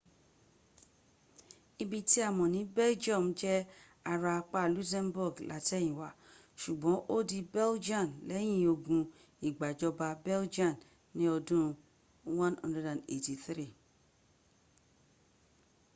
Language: Yoruba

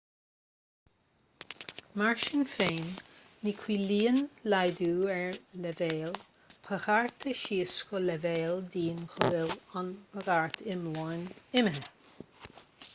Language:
Irish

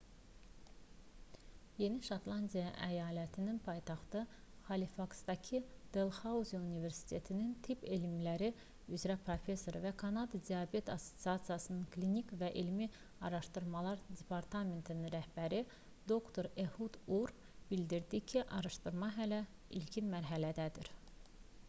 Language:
Azerbaijani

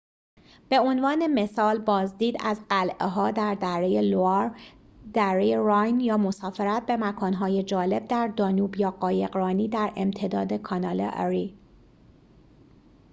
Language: Persian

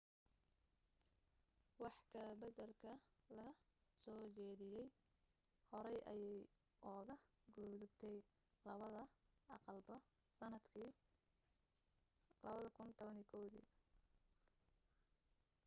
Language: Somali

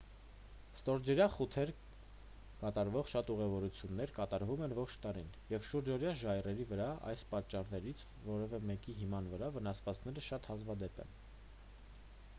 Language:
Armenian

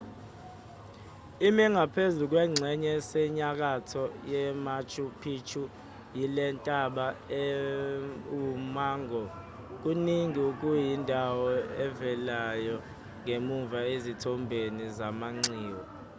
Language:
Zulu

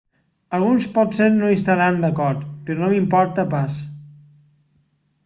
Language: Catalan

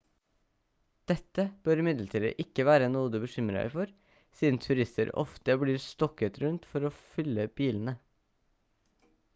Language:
Norwegian Bokmål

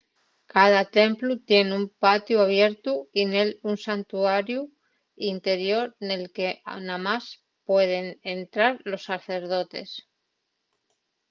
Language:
Asturian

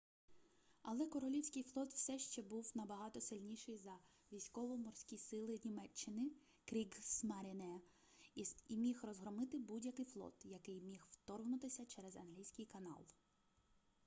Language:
Ukrainian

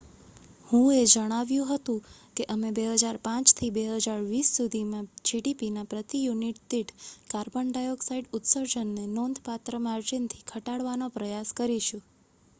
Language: Gujarati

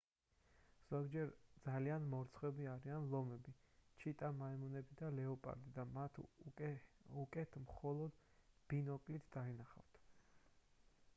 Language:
Georgian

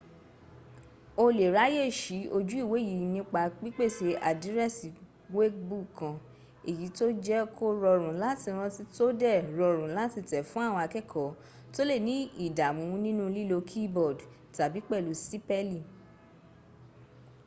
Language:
Yoruba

